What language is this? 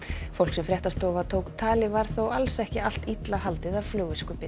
Icelandic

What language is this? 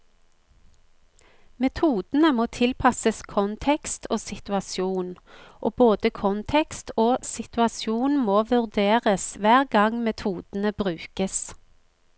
Norwegian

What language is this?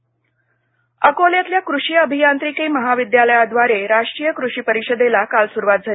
Marathi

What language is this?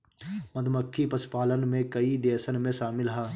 Bhojpuri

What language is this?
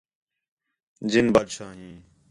Khetrani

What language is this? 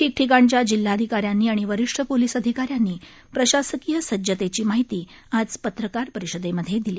Marathi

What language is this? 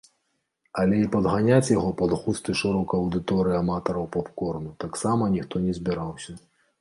Belarusian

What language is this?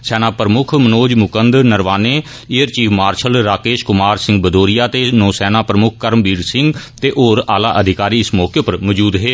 Dogri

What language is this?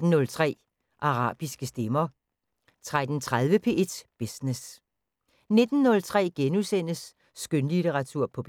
Danish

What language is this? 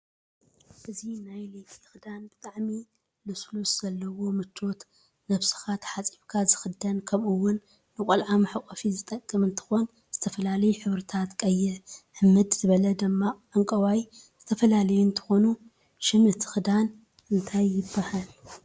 Tigrinya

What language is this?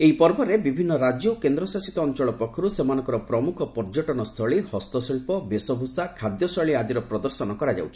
Odia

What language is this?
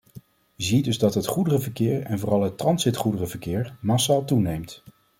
Dutch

